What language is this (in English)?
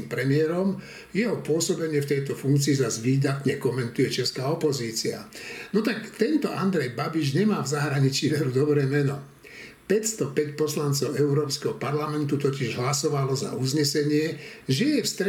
Slovak